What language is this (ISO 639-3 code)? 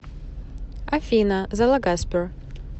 rus